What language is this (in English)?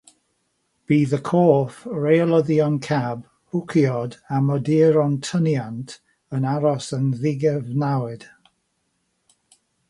Welsh